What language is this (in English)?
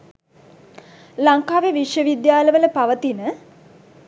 Sinhala